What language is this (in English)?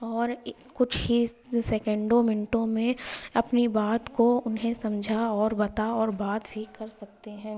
Urdu